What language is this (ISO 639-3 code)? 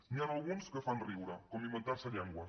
cat